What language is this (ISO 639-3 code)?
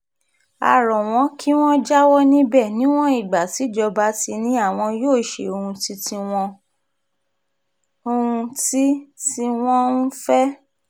yor